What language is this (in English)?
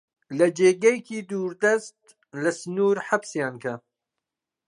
Central Kurdish